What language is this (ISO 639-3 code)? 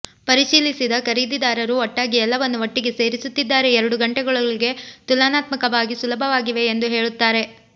kan